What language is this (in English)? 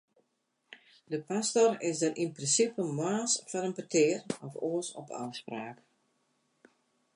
Western Frisian